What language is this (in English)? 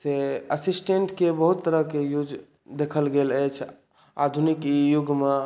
Maithili